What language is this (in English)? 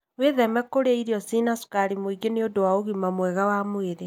Kikuyu